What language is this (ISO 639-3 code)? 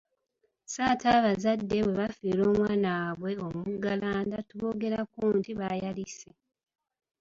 lug